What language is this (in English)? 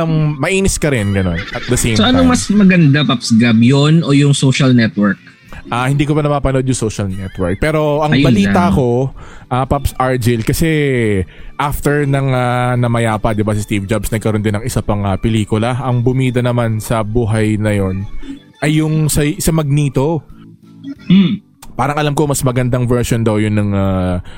Filipino